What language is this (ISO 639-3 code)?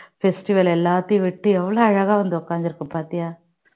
tam